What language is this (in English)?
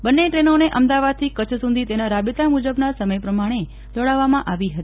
Gujarati